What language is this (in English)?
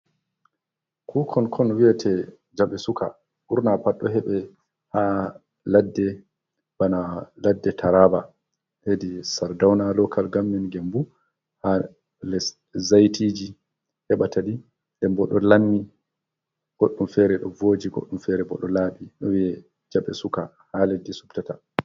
Fula